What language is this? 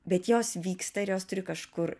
Lithuanian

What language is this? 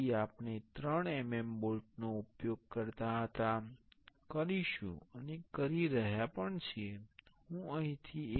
Gujarati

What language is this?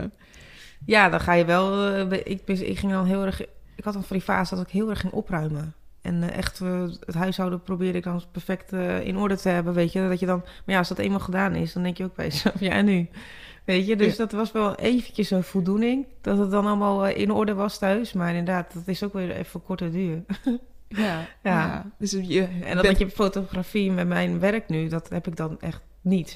Dutch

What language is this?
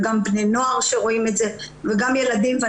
Hebrew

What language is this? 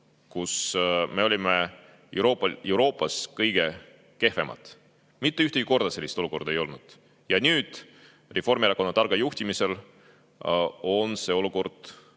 Estonian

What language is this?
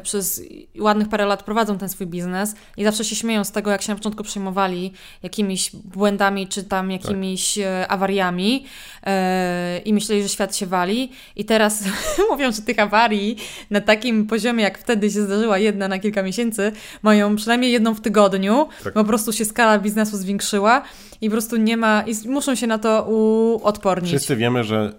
Polish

